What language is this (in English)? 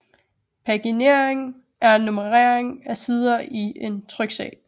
Danish